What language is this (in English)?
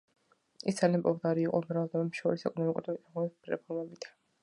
Georgian